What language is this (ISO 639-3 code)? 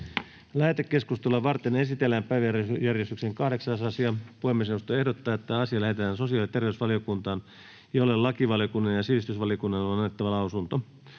fin